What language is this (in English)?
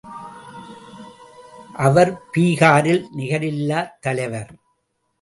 Tamil